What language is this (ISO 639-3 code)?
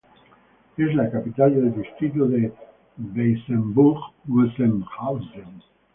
spa